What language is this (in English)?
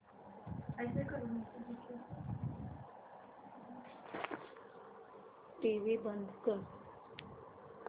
Marathi